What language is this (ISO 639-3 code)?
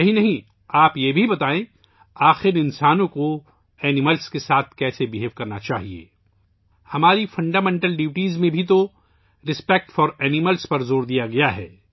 urd